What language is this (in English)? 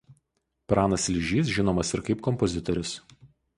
Lithuanian